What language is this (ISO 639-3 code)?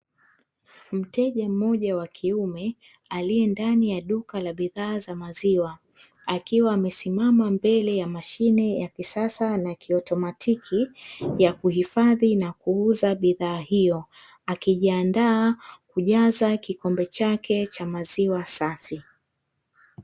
swa